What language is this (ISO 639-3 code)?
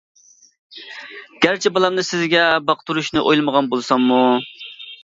uig